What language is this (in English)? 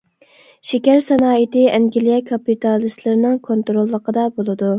Uyghur